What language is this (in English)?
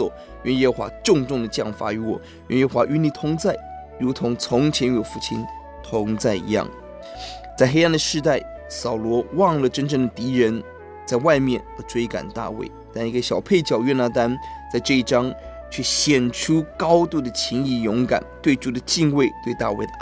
Chinese